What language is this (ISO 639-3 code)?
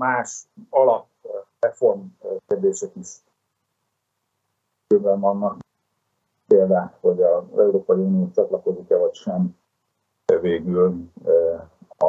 hun